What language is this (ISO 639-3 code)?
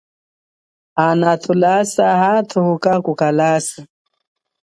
cjk